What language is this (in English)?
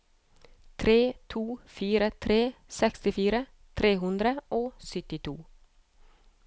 Norwegian